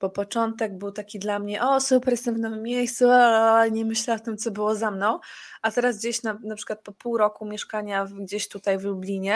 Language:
Polish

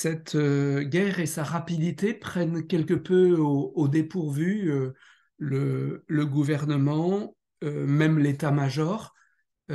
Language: French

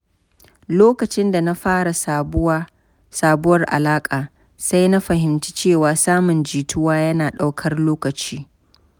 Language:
Hausa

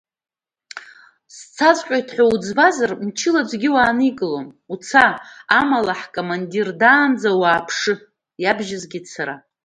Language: Abkhazian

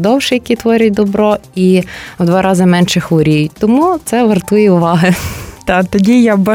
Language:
Ukrainian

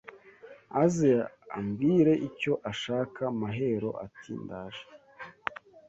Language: Kinyarwanda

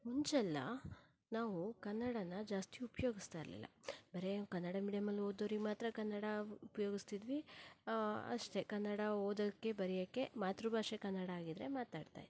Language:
Kannada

